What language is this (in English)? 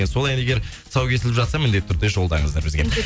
Kazakh